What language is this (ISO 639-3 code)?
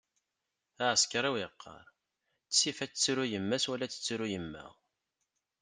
kab